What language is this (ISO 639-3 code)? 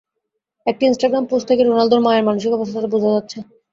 ben